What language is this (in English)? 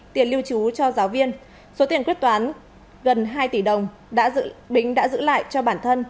Vietnamese